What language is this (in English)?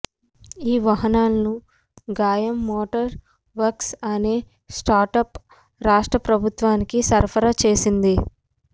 Telugu